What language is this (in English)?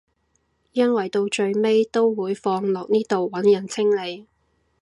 Cantonese